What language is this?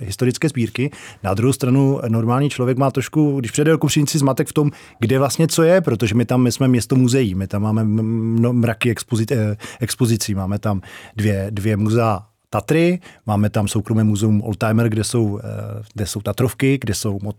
Czech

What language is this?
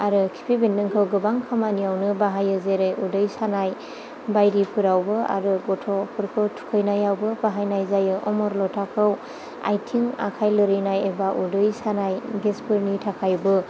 Bodo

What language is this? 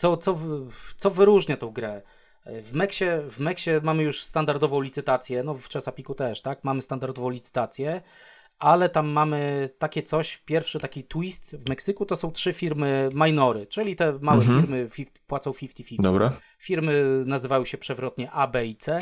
Polish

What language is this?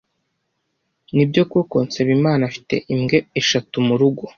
Kinyarwanda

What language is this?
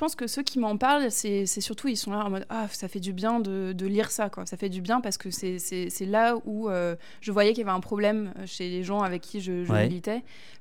French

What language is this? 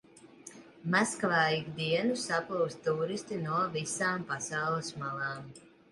Latvian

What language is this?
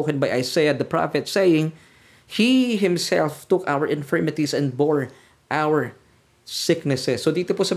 Filipino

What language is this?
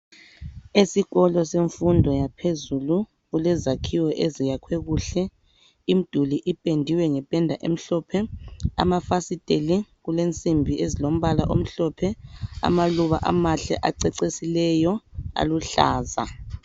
North Ndebele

